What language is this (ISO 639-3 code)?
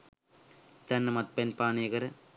sin